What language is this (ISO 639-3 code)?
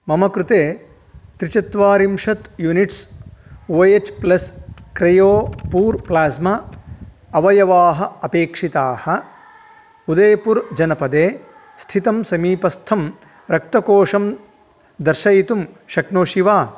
san